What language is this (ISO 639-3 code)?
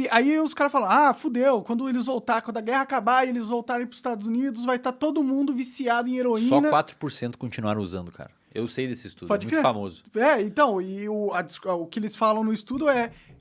por